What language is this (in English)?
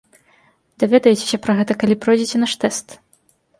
Belarusian